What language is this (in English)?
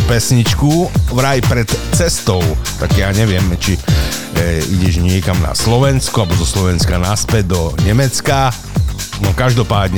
Slovak